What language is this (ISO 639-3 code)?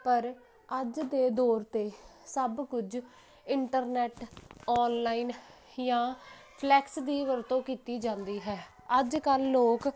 pan